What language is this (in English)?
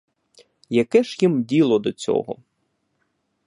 Ukrainian